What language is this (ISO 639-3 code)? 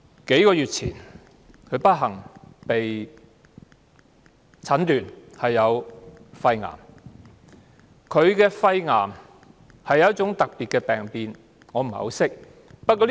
yue